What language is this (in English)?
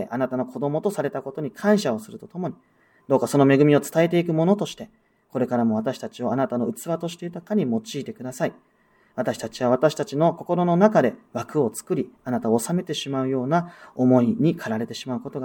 Japanese